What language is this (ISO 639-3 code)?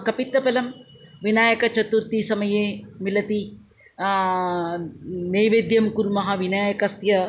san